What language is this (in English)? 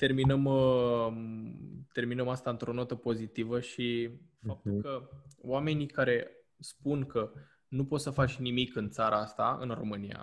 Romanian